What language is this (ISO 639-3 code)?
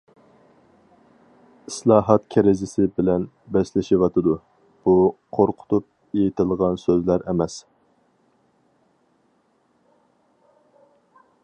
uig